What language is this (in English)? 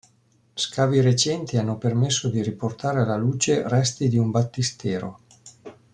Italian